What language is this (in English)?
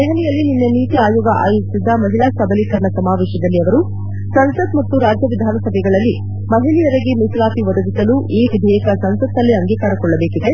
Kannada